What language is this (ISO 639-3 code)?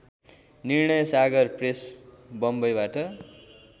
nep